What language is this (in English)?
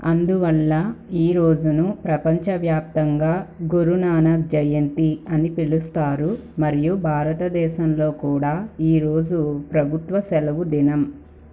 Telugu